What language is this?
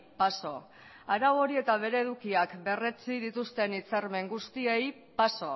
Basque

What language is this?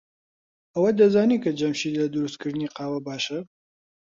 Central Kurdish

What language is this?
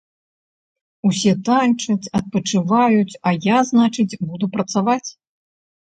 Belarusian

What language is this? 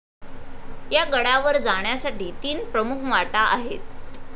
Marathi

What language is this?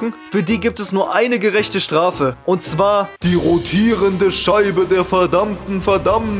German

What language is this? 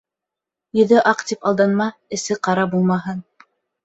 Bashkir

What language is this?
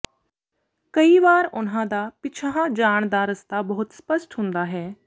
Punjabi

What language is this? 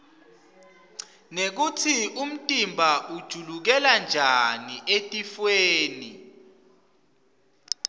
Swati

